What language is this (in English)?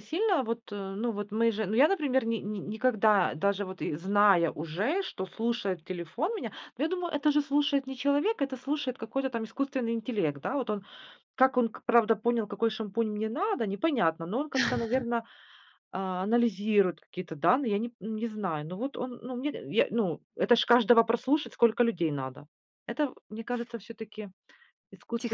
Russian